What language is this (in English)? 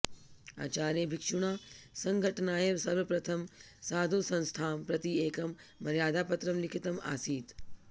Sanskrit